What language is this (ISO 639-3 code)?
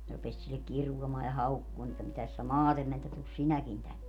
fin